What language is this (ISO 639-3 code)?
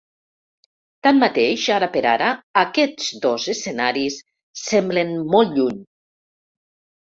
cat